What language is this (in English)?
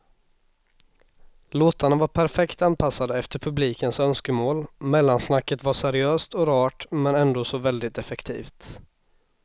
Swedish